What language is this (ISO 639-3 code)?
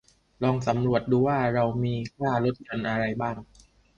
tha